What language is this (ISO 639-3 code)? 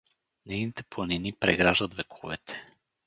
bul